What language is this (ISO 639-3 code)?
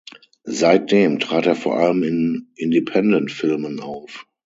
deu